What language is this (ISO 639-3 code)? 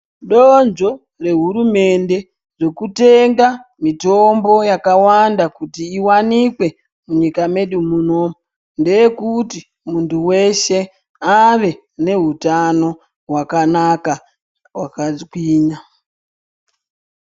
ndc